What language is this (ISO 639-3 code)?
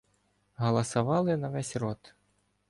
ukr